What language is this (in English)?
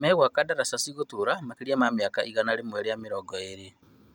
Kikuyu